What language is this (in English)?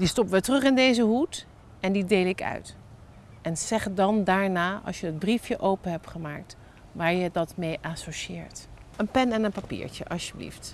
Dutch